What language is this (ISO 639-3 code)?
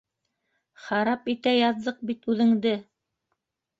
bak